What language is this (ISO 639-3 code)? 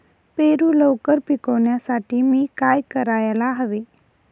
mar